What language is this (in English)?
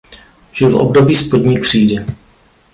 Czech